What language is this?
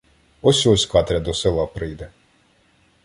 Ukrainian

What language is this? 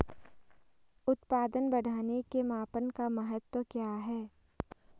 Hindi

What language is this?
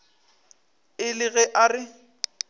Northern Sotho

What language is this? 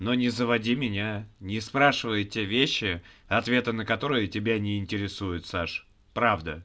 Russian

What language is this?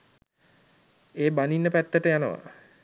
Sinhala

